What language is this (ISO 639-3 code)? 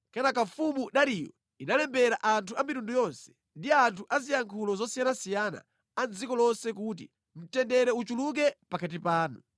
nya